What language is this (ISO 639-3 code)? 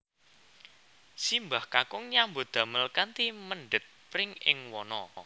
jav